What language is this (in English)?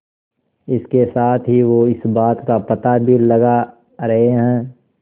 Hindi